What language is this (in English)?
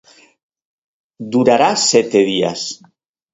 Galician